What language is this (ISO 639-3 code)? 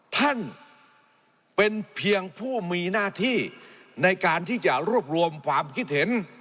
tha